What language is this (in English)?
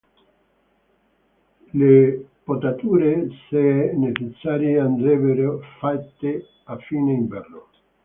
Italian